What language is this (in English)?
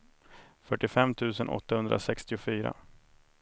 Swedish